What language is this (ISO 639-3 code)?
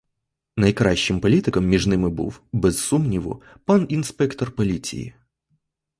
ukr